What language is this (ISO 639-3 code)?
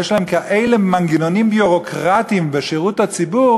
heb